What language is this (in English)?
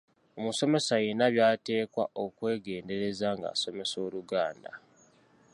Ganda